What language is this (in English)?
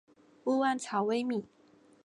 Chinese